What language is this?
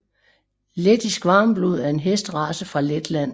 Danish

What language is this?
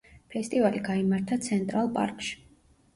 Georgian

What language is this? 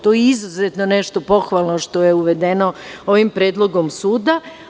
Serbian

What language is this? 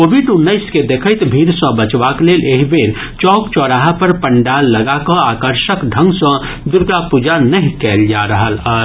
Maithili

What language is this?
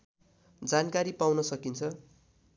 Nepali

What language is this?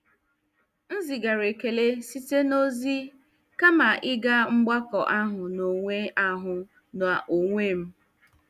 Igbo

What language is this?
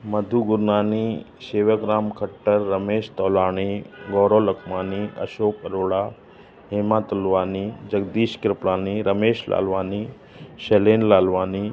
Sindhi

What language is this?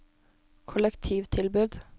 Norwegian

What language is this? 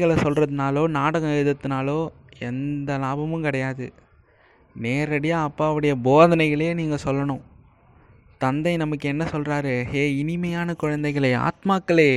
Tamil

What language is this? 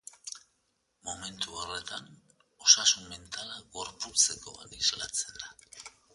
Basque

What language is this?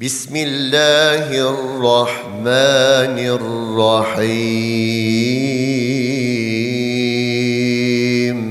Turkish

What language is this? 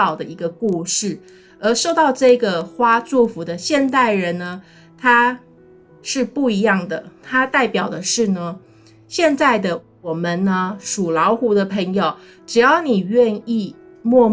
Chinese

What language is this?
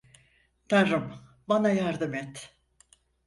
Turkish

